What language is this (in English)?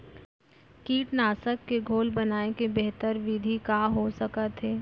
Chhattisgarhi